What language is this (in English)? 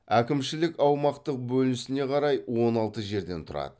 Kazakh